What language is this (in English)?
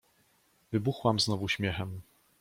Polish